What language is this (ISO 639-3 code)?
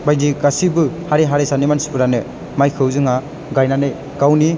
brx